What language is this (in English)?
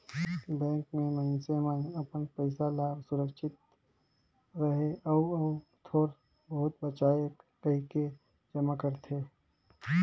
Chhattisgarhi